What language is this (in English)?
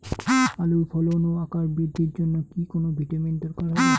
Bangla